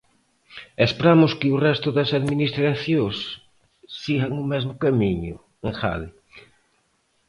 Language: Galician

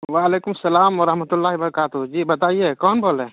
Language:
Urdu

